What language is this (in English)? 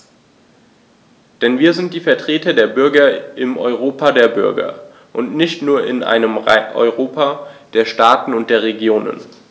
German